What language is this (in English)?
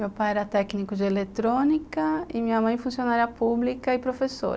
Portuguese